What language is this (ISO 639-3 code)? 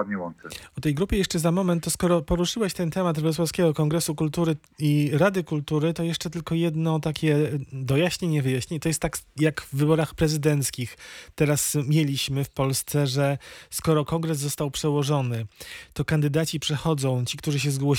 pol